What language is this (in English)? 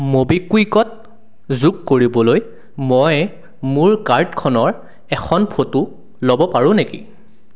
Assamese